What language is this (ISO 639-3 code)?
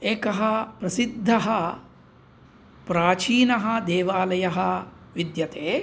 san